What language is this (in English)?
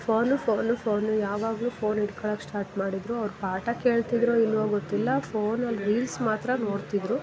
Kannada